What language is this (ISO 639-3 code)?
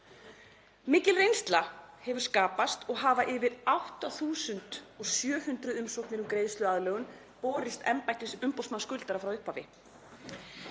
isl